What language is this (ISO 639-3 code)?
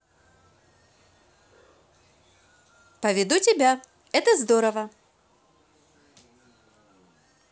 rus